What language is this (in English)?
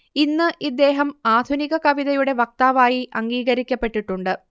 Malayalam